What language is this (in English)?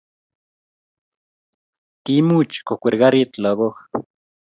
Kalenjin